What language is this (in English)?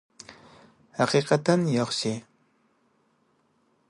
Uyghur